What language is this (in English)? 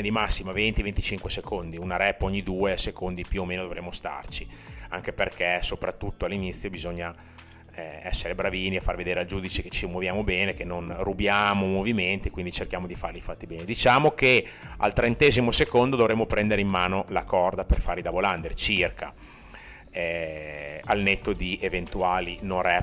Italian